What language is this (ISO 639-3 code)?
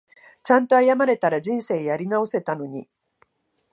jpn